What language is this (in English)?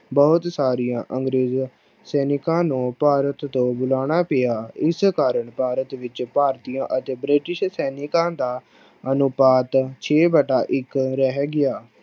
Punjabi